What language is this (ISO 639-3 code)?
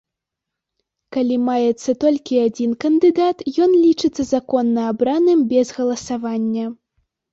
bel